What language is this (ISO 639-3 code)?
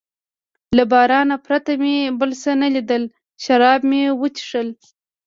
pus